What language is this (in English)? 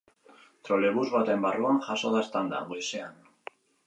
Basque